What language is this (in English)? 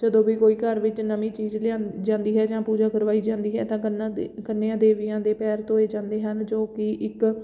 Punjabi